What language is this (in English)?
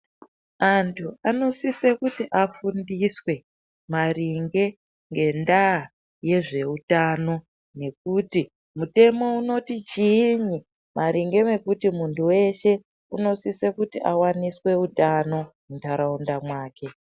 Ndau